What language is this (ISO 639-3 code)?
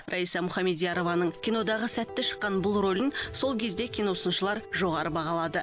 kaz